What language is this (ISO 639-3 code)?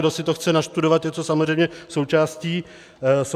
ces